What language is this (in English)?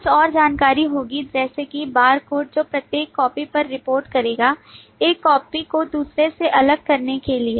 Hindi